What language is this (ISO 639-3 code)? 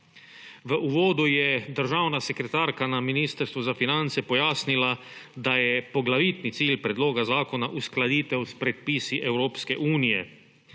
slv